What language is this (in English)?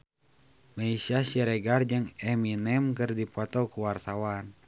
Sundanese